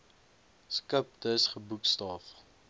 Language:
Afrikaans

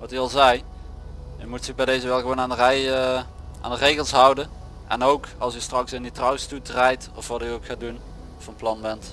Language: Dutch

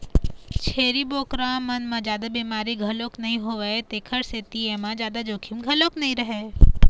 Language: Chhattisgarhi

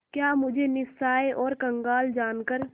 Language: Hindi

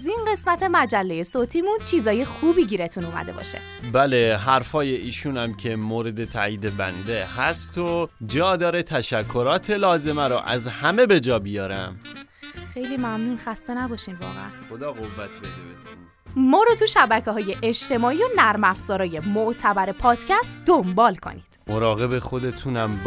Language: Persian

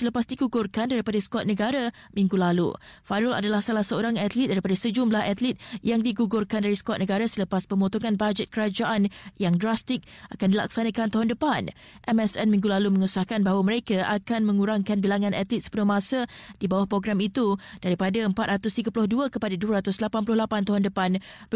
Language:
Malay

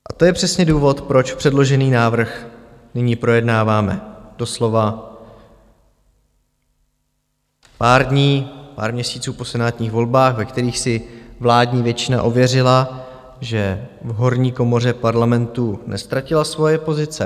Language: Czech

